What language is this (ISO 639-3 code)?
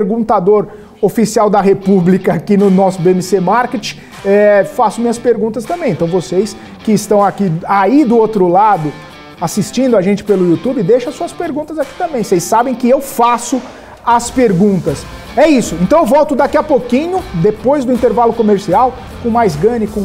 por